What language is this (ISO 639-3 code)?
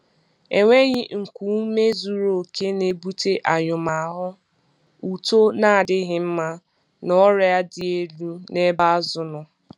ibo